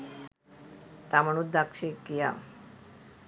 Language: Sinhala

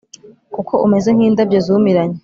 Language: Kinyarwanda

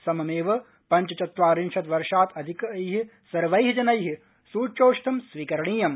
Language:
Sanskrit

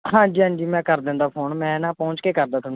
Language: Punjabi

